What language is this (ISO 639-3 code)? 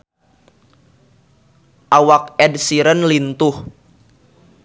sun